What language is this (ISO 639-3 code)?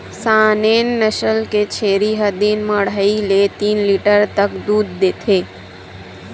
hne